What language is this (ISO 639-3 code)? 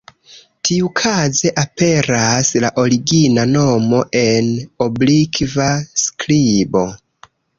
epo